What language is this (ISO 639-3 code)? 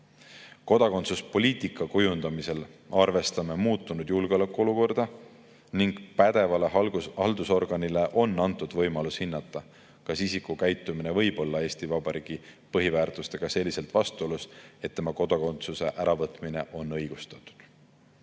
est